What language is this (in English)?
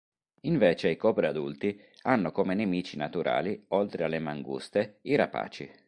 Italian